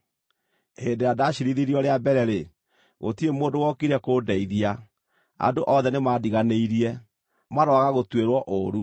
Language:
Kikuyu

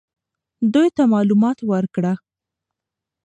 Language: Pashto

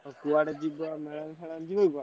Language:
Odia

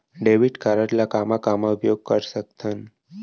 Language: Chhattisgarhi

